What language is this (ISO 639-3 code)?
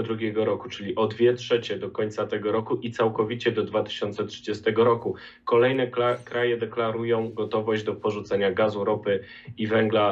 pol